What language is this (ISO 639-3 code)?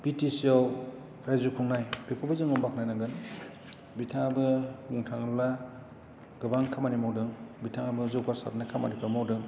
brx